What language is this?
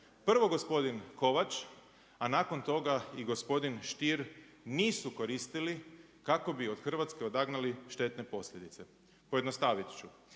Croatian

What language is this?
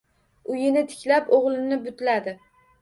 Uzbek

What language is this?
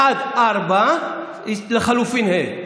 Hebrew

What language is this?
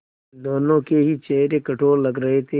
Hindi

